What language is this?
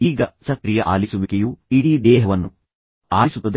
Kannada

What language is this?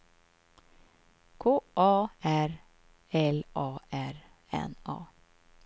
Swedish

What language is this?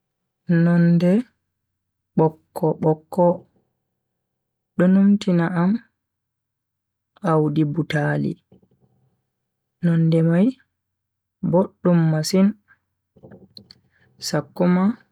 Bagirmi Fulfulde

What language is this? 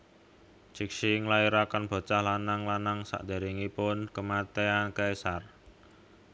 Javanese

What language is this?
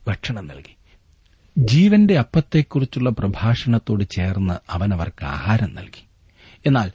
Malayalam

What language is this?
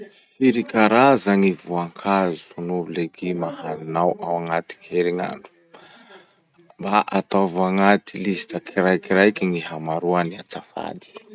Masikoro Malagasy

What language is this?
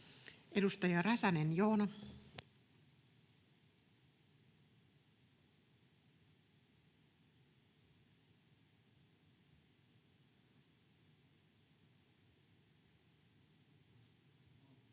Finnish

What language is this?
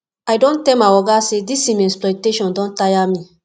Nigerian Pidgin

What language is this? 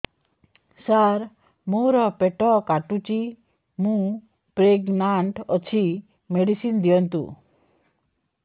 Odia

